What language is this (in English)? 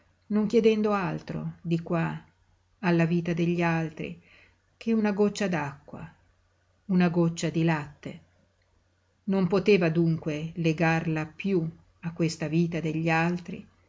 Italian